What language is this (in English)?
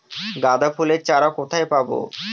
Bangla